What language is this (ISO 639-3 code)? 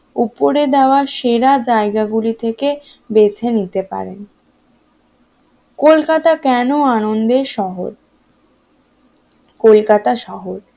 ben